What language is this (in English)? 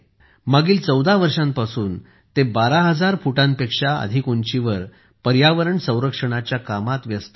Marathi